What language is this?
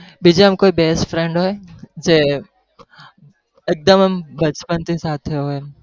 Gujarati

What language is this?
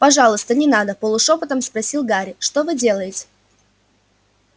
Russian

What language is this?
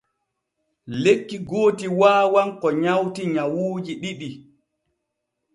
Borgu Fulfulde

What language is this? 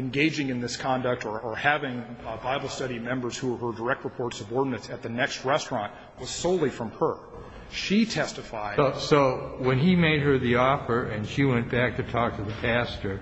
English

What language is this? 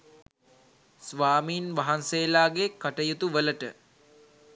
Sinhala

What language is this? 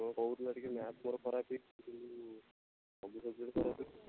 Odia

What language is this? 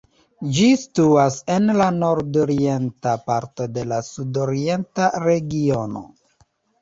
Esperanto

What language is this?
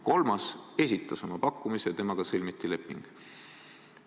Estonian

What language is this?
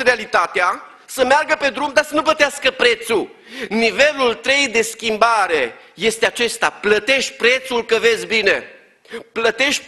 Romanian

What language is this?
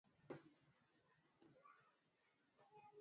Swahili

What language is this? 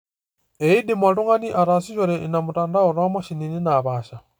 Masai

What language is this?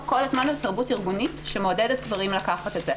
Hebrew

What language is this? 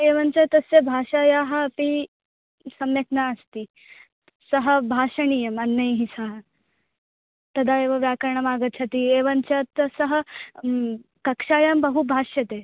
Sanskrit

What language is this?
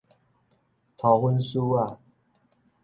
Min Nan Chinese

